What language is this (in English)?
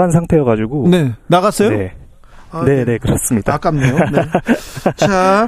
Korean